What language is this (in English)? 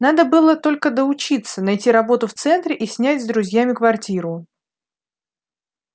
Russian